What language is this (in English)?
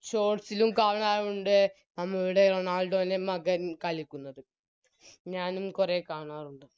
Malayalam